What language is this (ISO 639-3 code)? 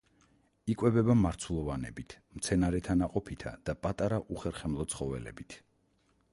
kat